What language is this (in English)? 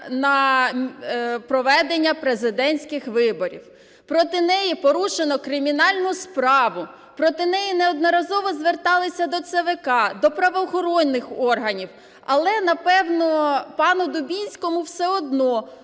Ukrainian